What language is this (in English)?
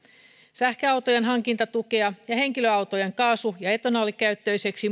Finnish